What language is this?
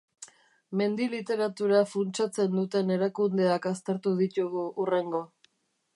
Basque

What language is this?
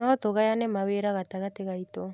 Kikuyu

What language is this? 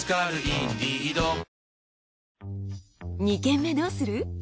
Japanese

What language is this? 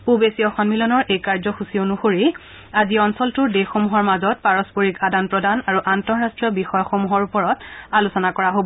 Assamese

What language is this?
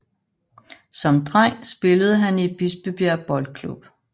Danish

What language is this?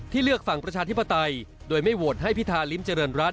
Thai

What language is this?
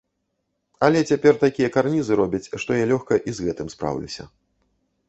Belarusian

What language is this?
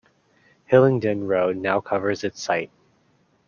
English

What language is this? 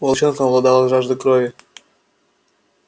Russian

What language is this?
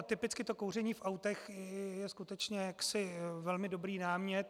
Czech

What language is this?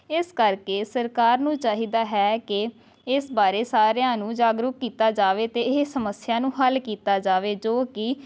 Punjabi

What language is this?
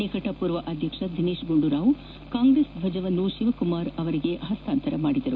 Kannada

